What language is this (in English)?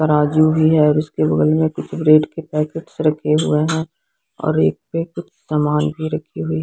Hindi